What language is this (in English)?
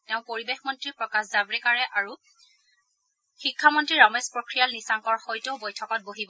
Assamese